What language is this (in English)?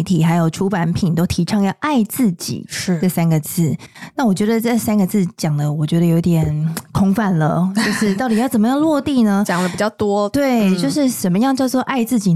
Chinese